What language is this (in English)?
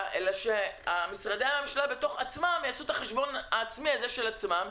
Hebrew